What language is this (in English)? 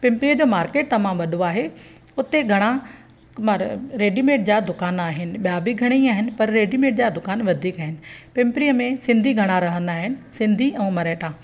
Sindhi